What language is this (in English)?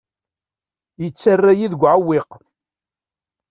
Kabyle